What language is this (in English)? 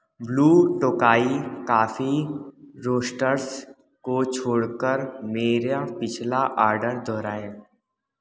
Hindi